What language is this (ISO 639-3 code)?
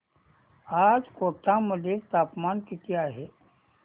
mar